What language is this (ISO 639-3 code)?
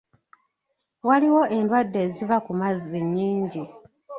lug